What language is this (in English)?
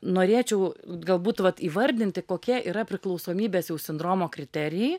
Lithuanian